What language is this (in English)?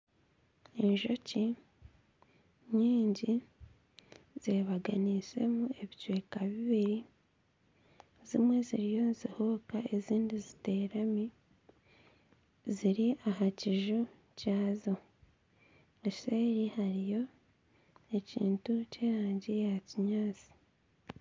Nyankole